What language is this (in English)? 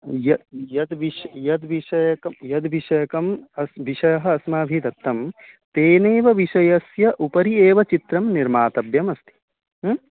Sanskrit